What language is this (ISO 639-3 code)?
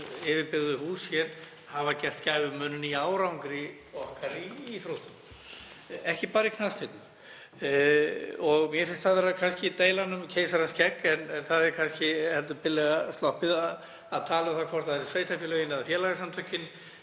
isl